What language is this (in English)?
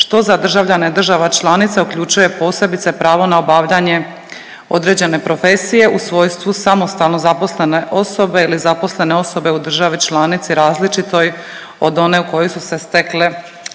Croatian